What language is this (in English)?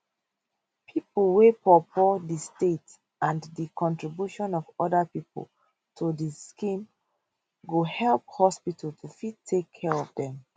Nigerian Pidgin